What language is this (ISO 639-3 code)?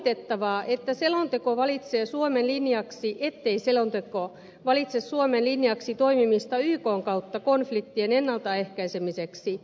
fin